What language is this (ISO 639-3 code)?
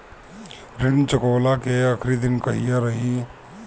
bho